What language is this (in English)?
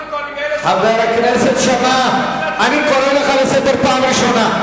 Hebrew